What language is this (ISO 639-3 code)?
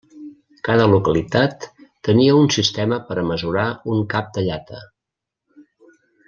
cat